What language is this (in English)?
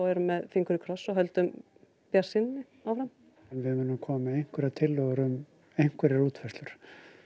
Icelandic